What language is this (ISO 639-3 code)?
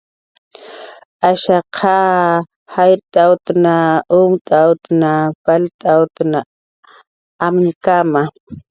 jqr